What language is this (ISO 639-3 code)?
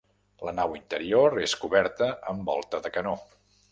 cat